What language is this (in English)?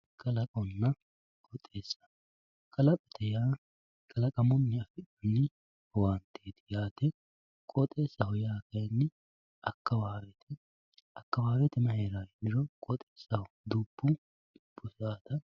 Sidamo